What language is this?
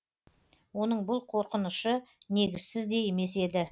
Kazakh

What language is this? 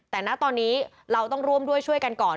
Thai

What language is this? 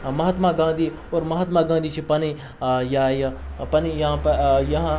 Kashmiri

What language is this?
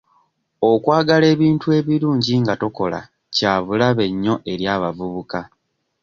Ganda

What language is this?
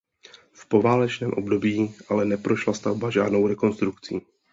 Czech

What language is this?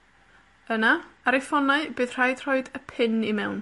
Welsh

